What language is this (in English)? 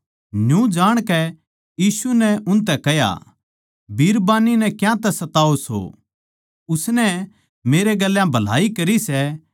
Haryanvi